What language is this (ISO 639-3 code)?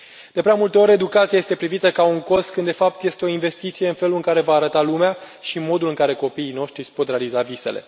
ron